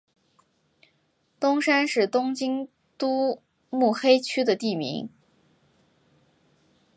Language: Chinese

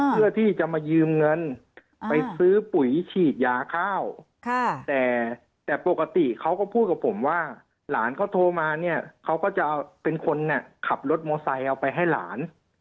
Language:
Thai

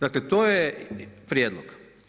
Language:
Croatian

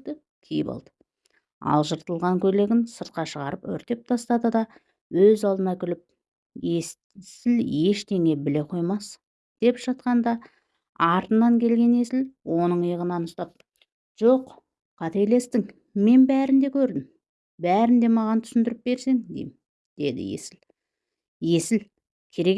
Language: Turkish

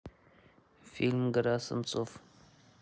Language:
Russian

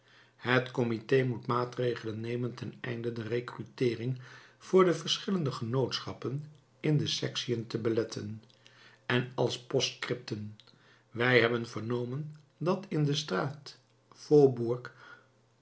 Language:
Dutch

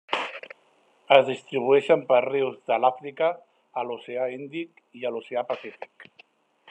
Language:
Catalan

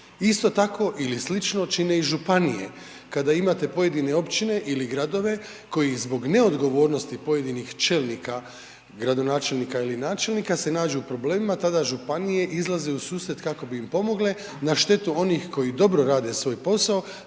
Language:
Croatian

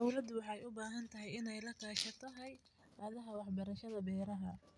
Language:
Somali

